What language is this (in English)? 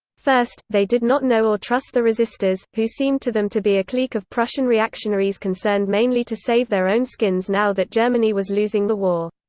English